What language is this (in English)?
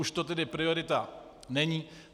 Czech